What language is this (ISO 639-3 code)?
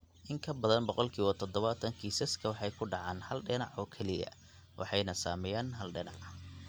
som